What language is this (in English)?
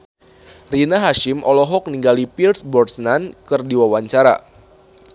Sundanese